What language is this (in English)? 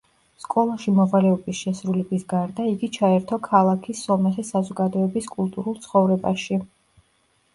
Georgian